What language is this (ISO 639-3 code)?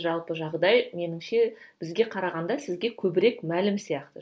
kaz